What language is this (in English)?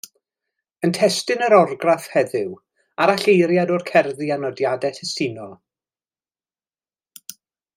Welsh